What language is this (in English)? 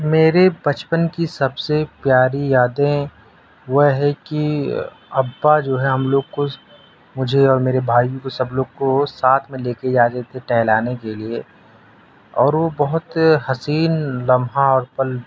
Urdu